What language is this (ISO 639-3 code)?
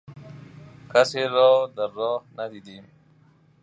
fas